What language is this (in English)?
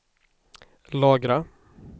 Swedish